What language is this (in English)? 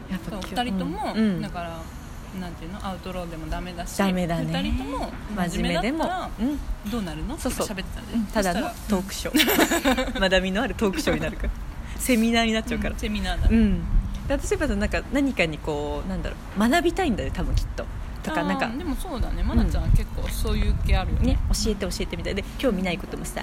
Japanese